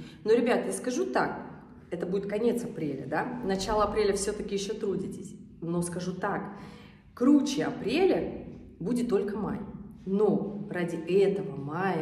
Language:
Russian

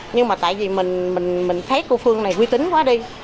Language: Vietnamese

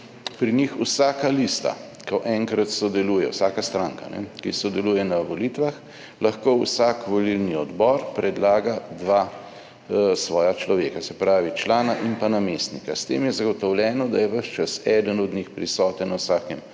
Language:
Slovenian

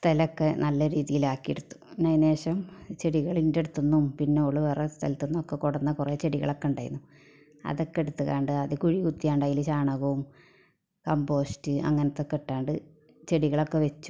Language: Malayalam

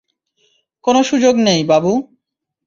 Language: Bangla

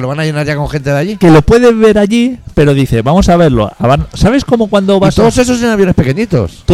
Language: Spanish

